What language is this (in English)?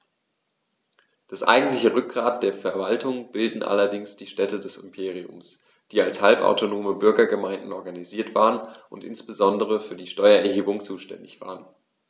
German